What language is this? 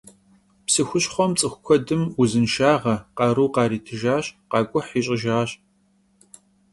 Kabardian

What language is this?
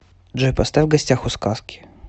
Russian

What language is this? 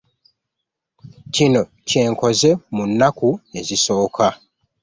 Ganda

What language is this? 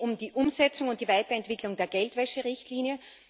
German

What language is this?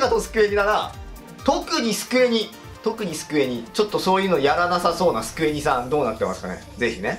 Japanese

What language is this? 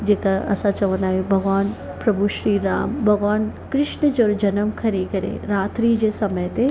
Sindhi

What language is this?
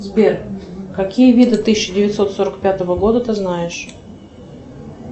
Russian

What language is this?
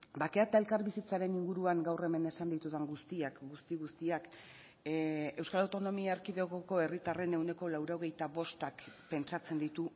Basque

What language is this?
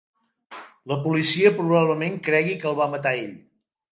Catalan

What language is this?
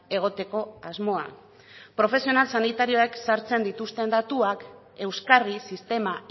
Basque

